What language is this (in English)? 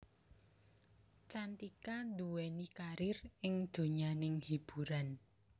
Javanese